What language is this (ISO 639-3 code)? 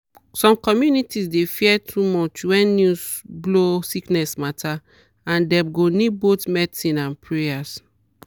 pcm